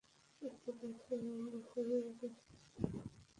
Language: Bangla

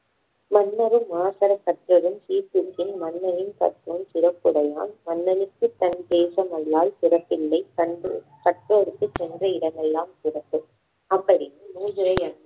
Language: Tamil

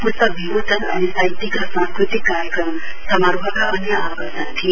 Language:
Nepali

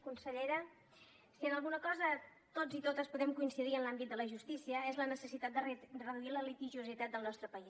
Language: Catalan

